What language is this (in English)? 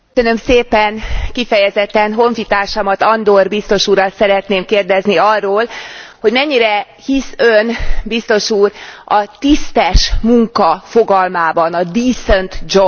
Hungarian